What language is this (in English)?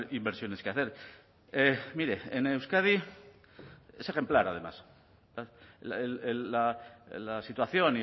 Spanish